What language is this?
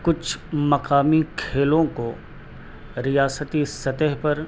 Urdu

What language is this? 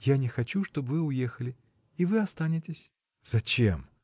Russian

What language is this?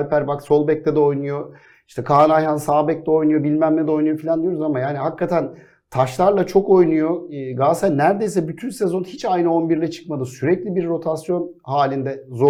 Turkish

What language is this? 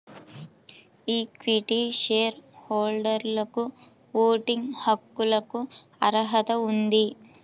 Telugu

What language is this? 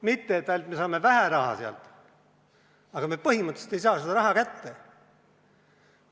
Estonian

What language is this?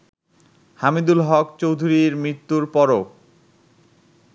Bangla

